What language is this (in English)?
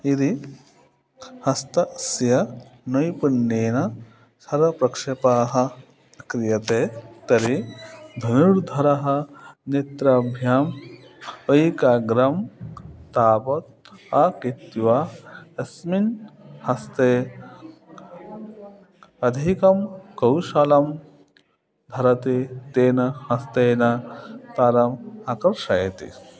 Sanskrit